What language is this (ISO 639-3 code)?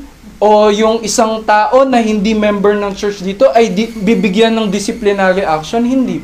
fil